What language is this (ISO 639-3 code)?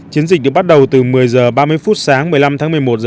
vie